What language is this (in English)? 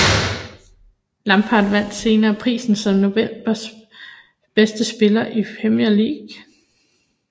Danish